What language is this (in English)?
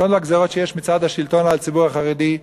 Hebrew